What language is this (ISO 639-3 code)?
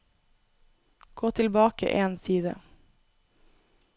nor